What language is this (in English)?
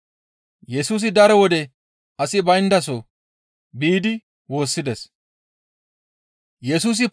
Gamo